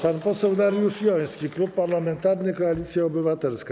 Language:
Polish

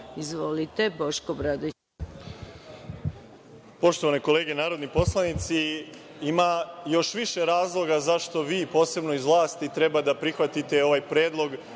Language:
Serbian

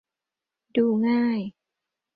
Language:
Thai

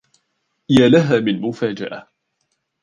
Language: Arabic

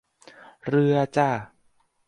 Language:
Thai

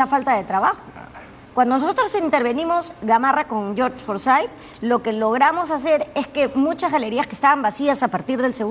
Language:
Spanish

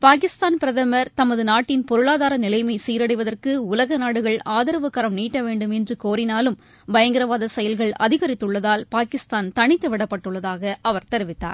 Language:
Tamil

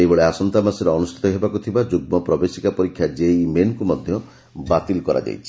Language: Odia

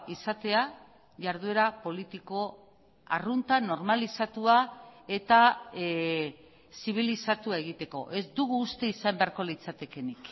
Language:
Basque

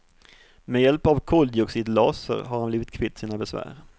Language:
Swedish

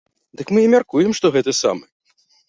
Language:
Belarusian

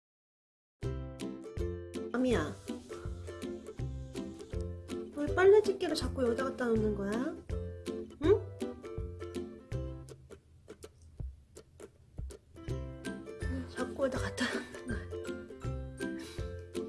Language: Korean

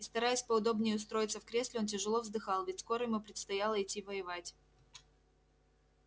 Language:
Russian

